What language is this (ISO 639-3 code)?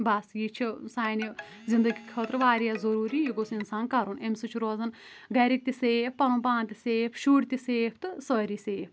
kas